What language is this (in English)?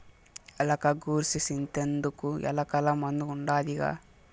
Telugu